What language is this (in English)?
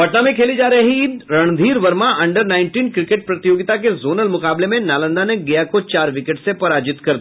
Hindi